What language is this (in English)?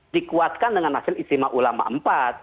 Indonesian